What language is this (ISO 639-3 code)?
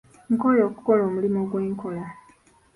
lug